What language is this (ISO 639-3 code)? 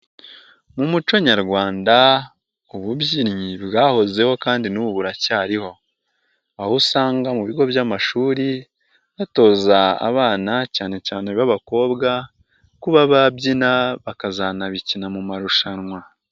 kin